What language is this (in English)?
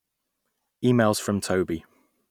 English